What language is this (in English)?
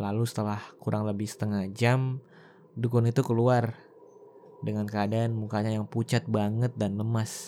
Indonesian